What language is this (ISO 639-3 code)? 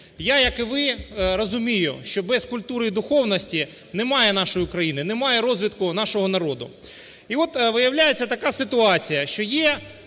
ukr